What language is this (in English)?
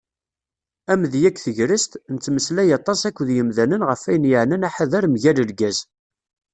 Kabyle